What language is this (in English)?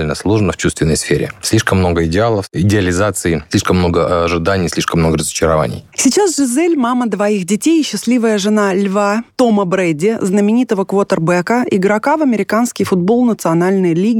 Russian